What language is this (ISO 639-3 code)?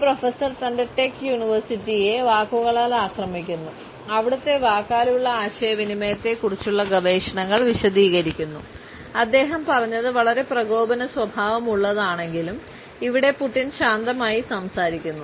mal